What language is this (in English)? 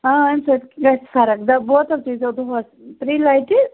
Kashmiri